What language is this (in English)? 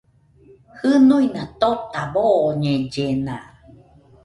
Nüpode Huitoto